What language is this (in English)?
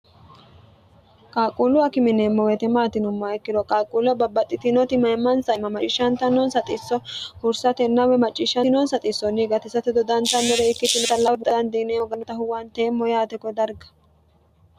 Sidamo